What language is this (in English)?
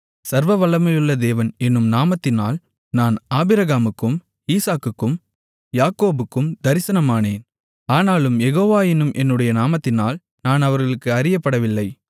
Tamil